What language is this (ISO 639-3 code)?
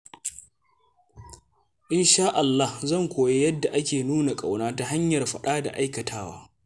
hau